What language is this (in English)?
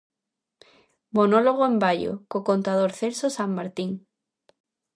Galician